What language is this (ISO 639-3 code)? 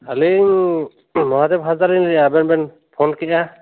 sat